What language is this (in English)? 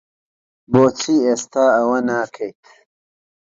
Central Kurdish